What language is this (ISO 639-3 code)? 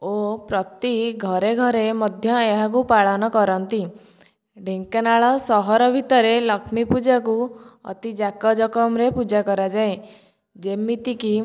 ori